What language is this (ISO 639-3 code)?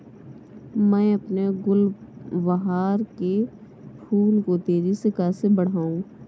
hin